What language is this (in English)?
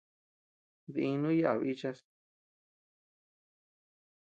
Tepeuxila Cuicatec